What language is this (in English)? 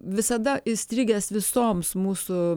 Lithuanian